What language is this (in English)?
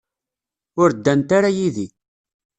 Kabyle